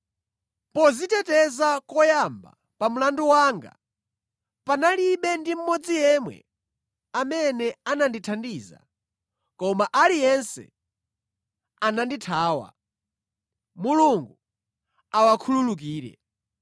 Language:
Nyanja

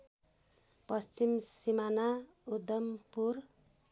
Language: Nepali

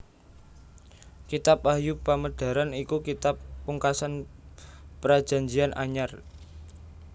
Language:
Javanese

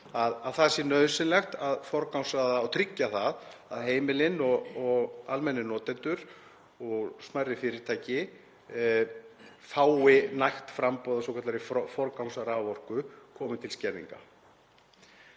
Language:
Icelandic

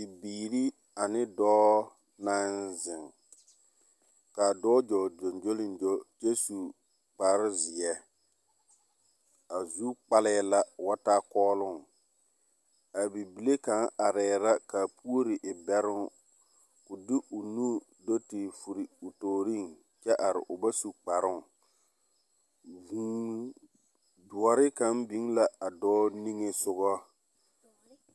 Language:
Southern Dagaare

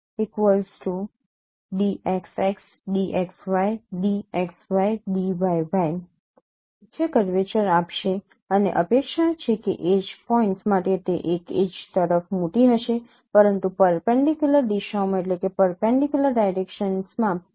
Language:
Gujarati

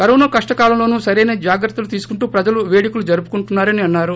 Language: Telugu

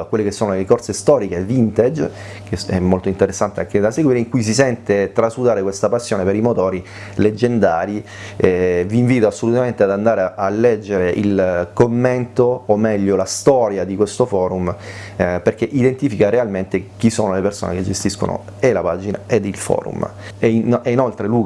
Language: Italian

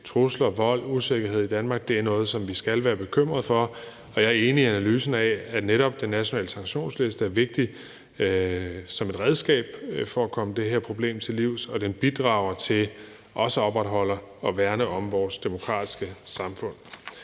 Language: Danish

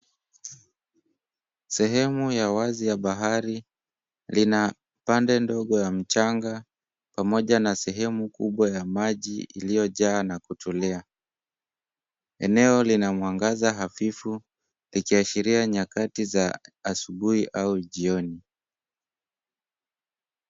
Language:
Swahili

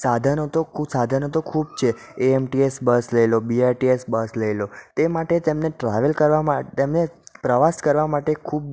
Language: Gujarati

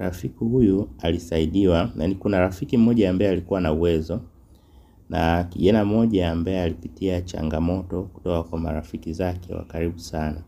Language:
Swahili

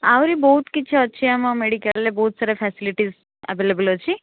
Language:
Odia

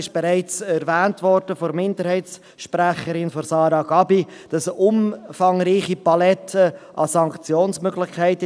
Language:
Swiss German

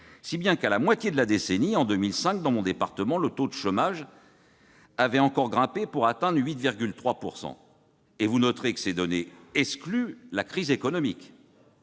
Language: French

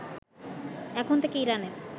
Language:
Bangla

